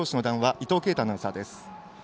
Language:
Japanese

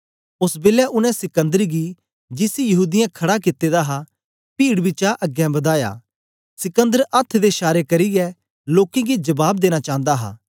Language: Dogri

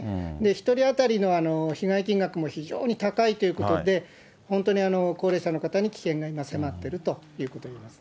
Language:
Japanese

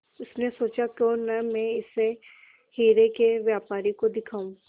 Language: Hindi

